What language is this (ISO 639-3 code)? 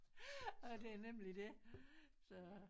dan